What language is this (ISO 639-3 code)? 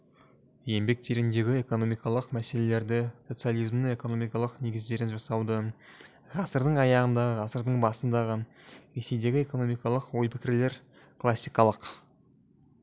kaz